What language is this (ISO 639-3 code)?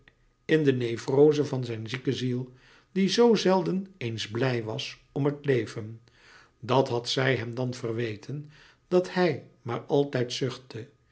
nld